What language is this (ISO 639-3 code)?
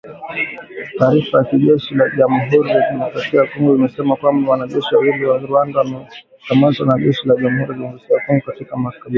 swa